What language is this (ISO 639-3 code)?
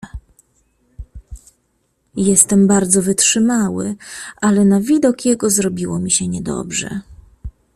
pol